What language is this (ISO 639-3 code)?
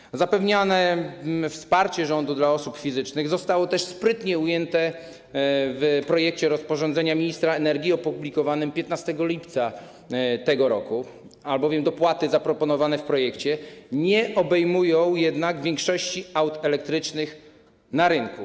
pol